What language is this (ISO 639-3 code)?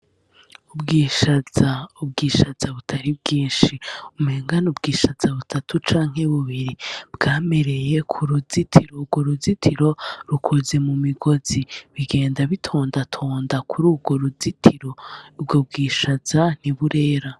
run